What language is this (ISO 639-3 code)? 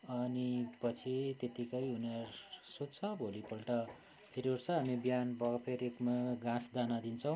nep